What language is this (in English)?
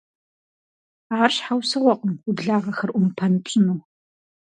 Kabardian